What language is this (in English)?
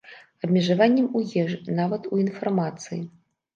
Belarusian